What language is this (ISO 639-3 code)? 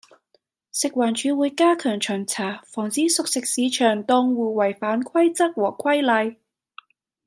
yue